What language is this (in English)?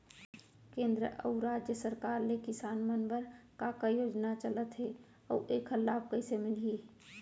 Chhattisgarhi